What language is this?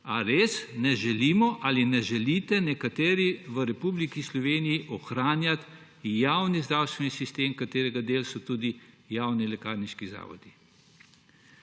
Slovenian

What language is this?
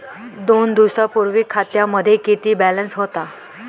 Marathi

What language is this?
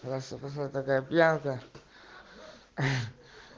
Russian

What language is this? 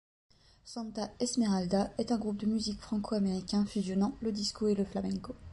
French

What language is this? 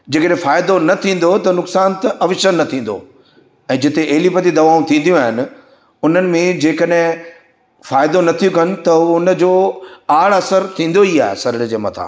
Sindhi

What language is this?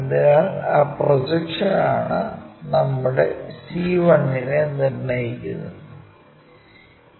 Malayalam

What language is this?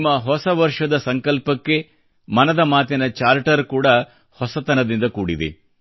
Kannada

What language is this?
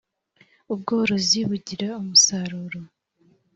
Kinyarwanda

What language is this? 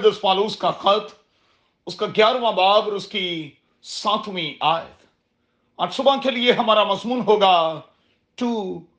Urdu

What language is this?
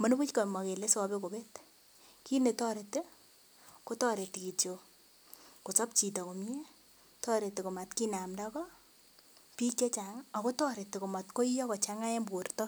Kalenjin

